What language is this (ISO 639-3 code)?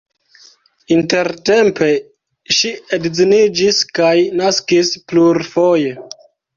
epo